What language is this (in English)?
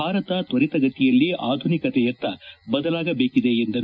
Kannada